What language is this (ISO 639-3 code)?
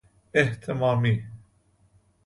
fas